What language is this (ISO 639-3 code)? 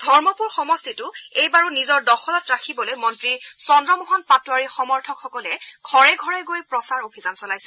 asm